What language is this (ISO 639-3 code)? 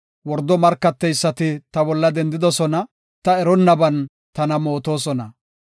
gof